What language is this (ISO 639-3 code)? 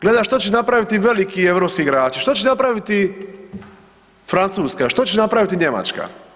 hrv